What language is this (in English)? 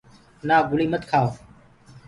Gurgula